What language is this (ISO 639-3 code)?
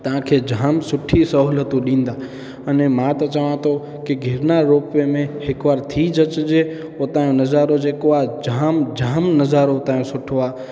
snd